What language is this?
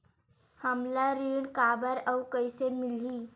Chhattisgarhi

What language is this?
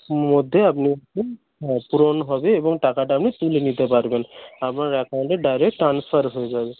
Bangla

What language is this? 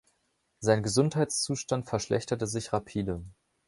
German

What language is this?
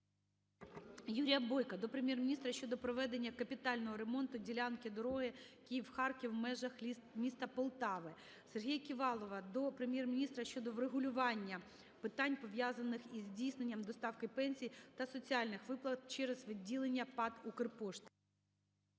Ukrainian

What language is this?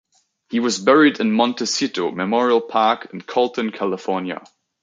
English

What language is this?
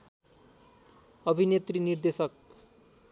Nepali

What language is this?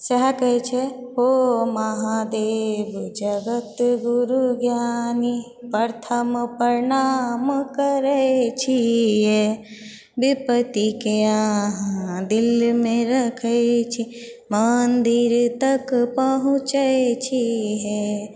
Maithili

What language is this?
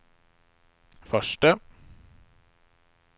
Swedish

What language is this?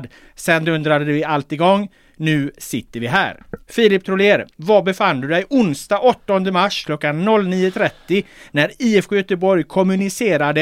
Swedish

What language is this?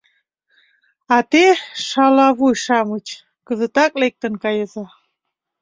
Mari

